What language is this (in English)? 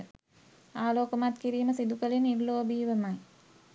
Sinhala